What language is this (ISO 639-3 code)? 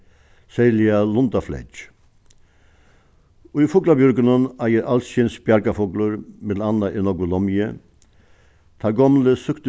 fao